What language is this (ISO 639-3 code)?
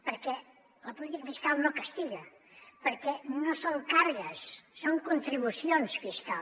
cat